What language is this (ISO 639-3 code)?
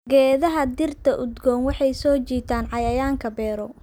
som